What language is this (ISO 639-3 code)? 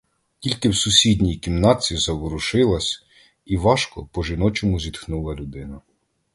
ukr